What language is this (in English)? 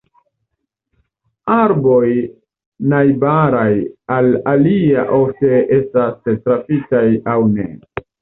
Esperanto